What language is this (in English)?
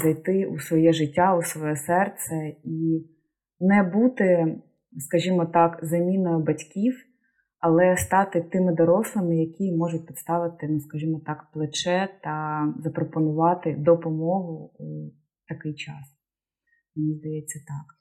Ukrainian